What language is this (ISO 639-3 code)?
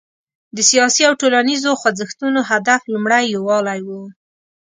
pus